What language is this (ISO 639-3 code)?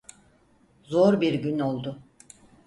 tur